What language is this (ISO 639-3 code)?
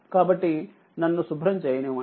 tel